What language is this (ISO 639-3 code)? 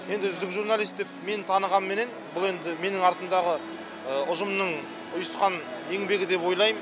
kaz